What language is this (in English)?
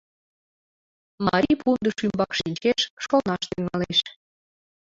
Mari